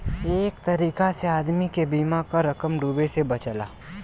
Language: Bhojpuri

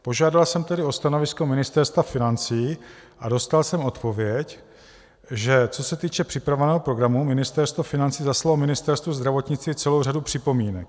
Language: Czech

